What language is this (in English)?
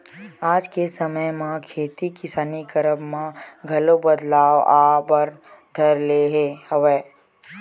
Chhattisgarhi